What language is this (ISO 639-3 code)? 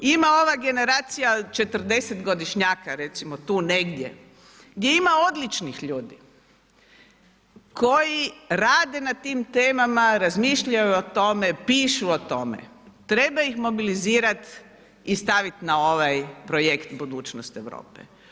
hrv